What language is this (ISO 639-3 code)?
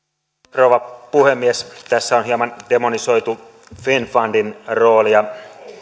fin